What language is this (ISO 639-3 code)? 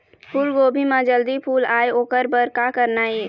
hne